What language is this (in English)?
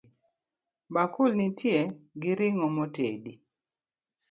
Luo (Kenya and Tanzania)